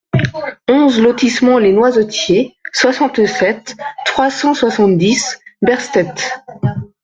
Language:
French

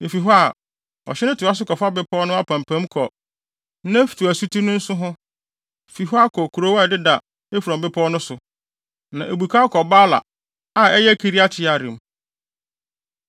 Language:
Akan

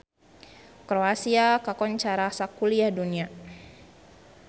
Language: Sundanese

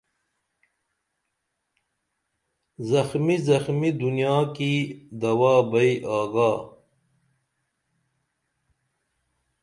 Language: Dameli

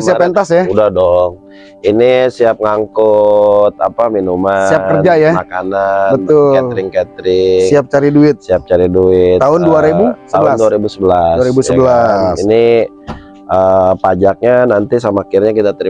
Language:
Indonesian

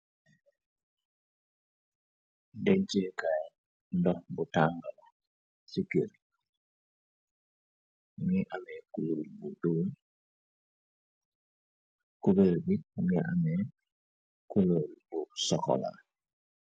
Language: Wolof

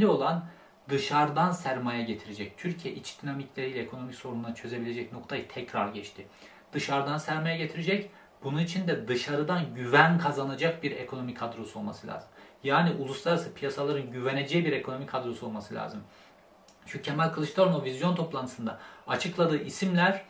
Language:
Turkish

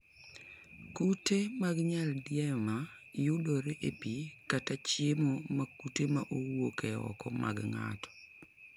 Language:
Luo (Kenya and Tanzania)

